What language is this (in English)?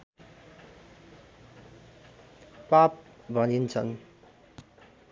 Nepali